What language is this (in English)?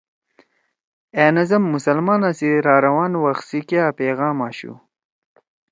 Torwali